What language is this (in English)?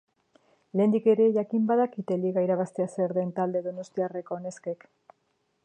Basque